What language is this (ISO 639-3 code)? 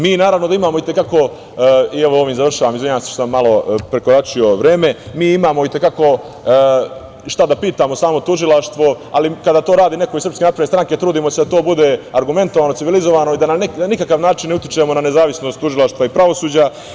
srp